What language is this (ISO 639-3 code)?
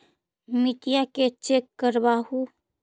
mag